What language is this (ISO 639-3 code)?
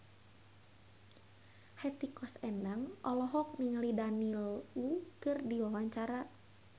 sun